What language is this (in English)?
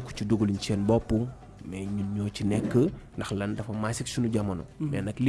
Indonesian